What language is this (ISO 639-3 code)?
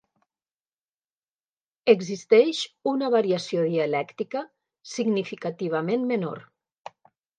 cat